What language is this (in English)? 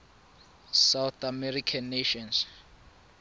Tswana